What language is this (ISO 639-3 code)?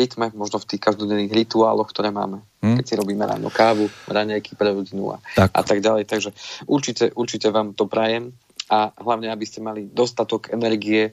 slk